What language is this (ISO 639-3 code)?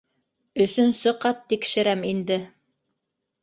bak